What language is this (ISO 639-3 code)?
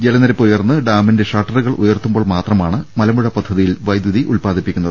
mal